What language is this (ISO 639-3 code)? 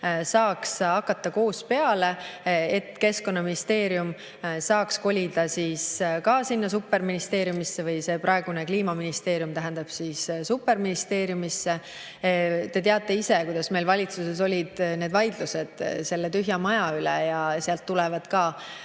est